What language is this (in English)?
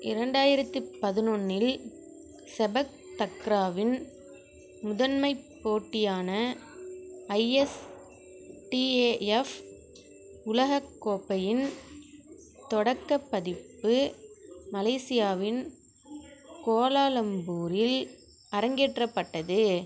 Tamil